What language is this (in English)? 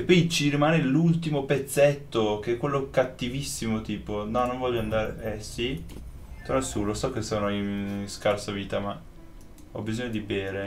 Italian